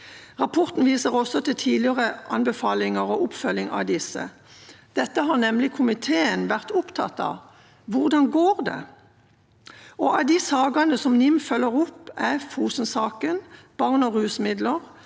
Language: Norwegian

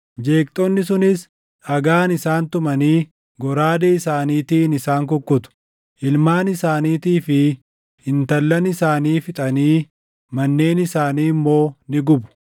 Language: Oromo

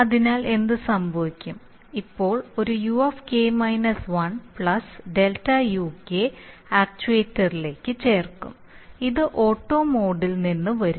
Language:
Malayalam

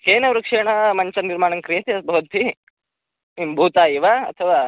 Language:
Sanskrit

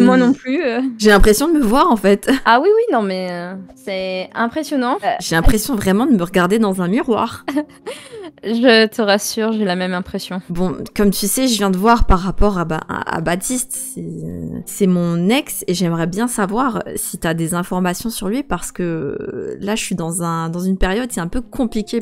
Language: French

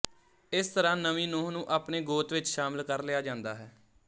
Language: Punjabi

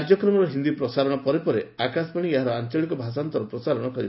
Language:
Odia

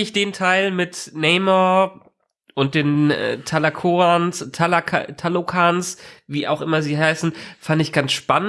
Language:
German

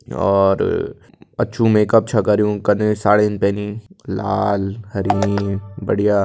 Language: Kumaoni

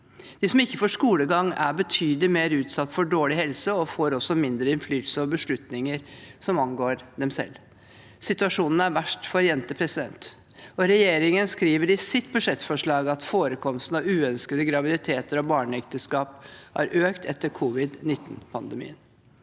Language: Norwegian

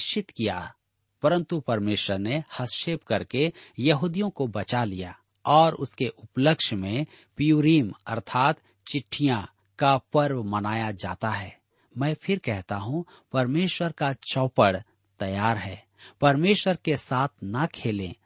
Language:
Hindi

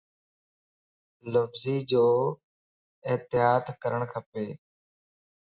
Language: Lasi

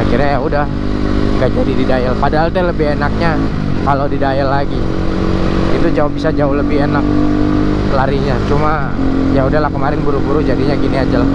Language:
Indonesian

